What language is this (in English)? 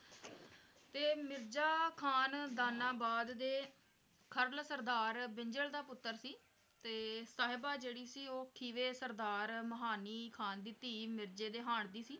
Punjabi